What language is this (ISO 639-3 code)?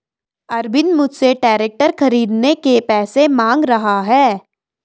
hin